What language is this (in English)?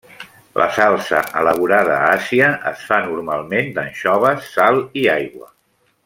Catalan